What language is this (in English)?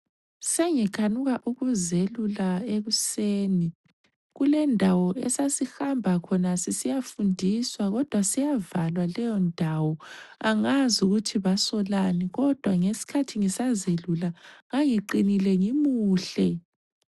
North Ndebele